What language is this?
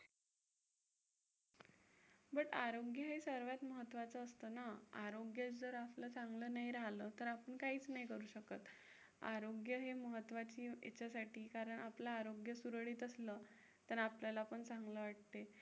Marathi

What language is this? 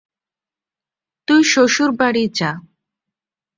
Bangla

